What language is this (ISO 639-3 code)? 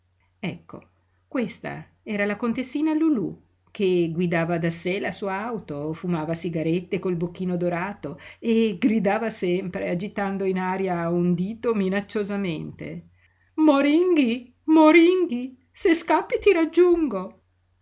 ita